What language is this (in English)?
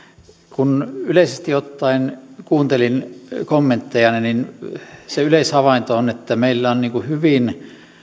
Finnish